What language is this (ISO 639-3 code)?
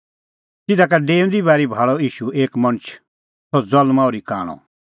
kfx